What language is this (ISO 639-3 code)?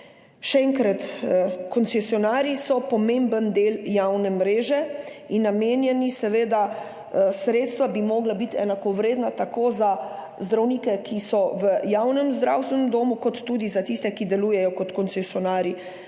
slv